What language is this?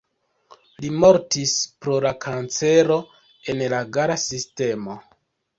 Esperanto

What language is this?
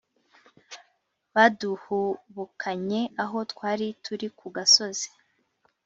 Kinyarwanda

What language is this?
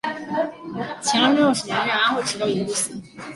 Chinese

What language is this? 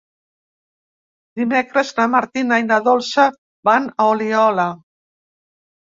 Catalan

